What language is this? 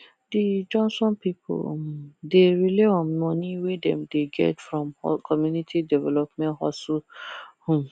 Nigerian Pidgin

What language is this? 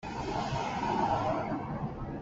Hakha Chin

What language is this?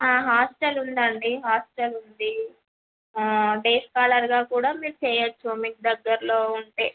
Telugu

